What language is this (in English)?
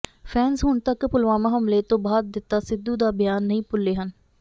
Punjabi